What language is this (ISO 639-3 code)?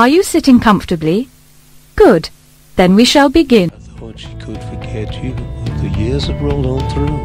eng